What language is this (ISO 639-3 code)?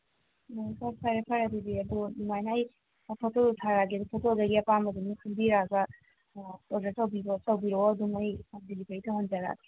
mni